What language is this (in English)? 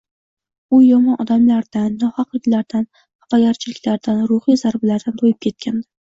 Uzbek